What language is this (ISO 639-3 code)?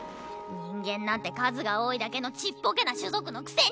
jpn